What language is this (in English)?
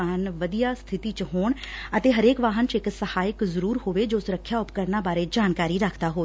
Punjabi